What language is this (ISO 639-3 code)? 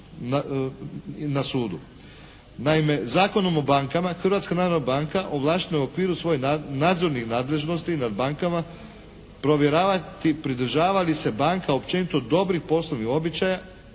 hrv